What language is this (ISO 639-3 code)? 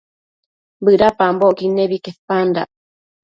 mcf